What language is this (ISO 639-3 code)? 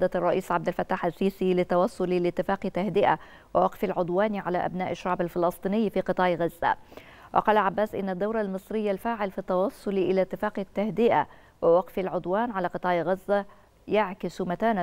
ara